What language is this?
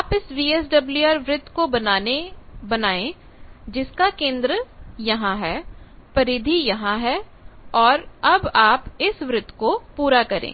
Hindi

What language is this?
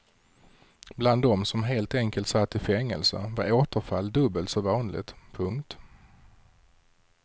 Swedish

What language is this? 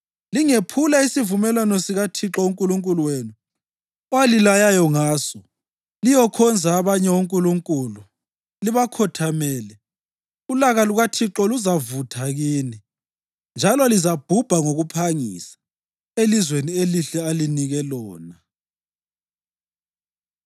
North Ndebele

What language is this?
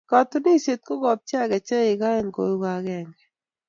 Kalenjin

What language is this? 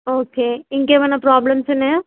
Telugu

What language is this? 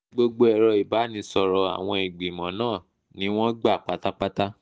Yoruba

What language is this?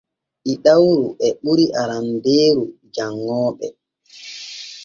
Borgu Fulfulde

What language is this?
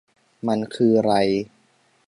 Thai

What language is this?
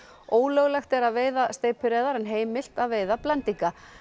Icelandic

